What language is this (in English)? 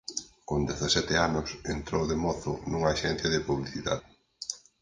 Galician